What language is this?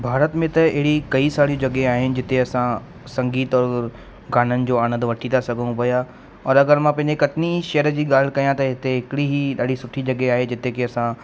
Sindhi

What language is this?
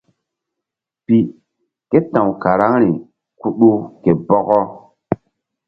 Mbum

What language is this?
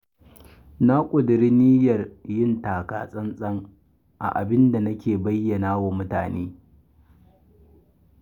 Hausa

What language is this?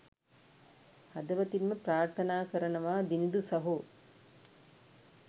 Sinhala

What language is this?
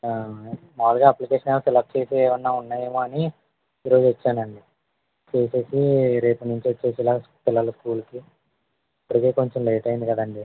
Telugu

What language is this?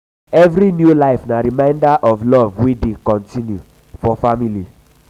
Nigerian Pidgin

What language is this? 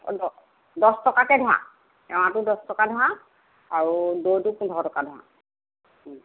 Assamese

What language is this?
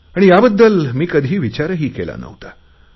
Marathi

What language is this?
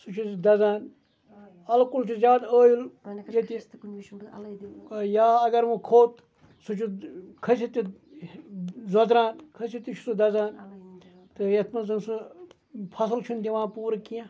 Kashmiri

